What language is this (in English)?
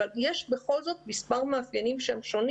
Hebrew